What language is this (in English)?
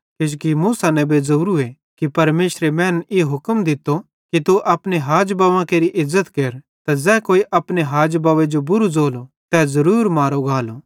Bhadrawahi